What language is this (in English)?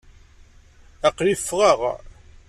Kabyle